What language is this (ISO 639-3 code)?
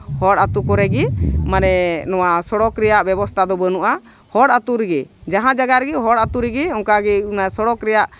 sat